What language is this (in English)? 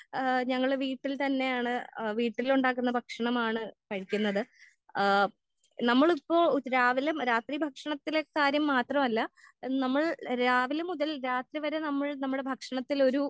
Malayalam